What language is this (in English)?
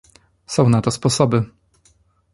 Polish